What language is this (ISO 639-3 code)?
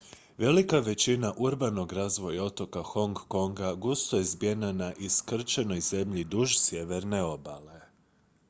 hrv